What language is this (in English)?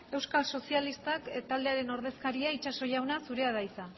Basque